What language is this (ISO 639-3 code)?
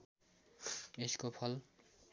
nep